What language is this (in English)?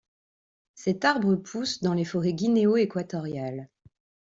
French